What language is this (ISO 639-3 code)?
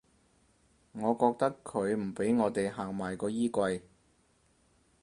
yue